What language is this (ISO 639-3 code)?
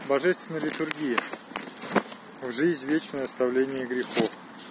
rus